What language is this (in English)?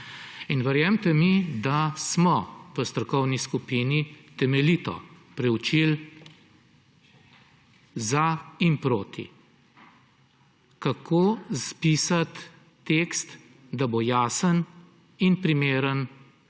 Slovenian